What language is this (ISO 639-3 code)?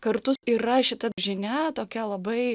lit